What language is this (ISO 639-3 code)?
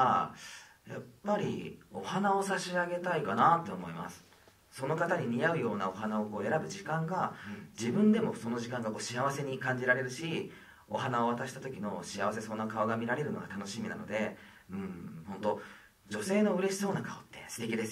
jpn